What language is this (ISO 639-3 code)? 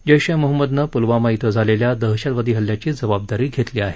mar